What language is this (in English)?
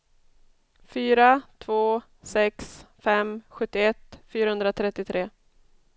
Swedish